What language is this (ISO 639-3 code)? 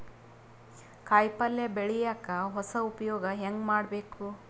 kan